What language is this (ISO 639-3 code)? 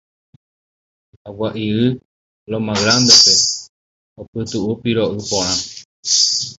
grn